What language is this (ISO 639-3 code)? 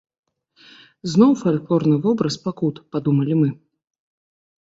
bel